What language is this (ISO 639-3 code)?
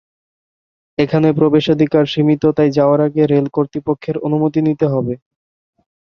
ben